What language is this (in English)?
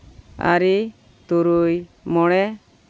Santali